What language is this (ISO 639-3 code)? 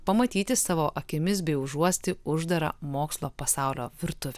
lit